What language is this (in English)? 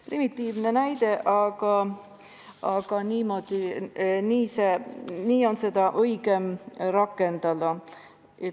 Estonian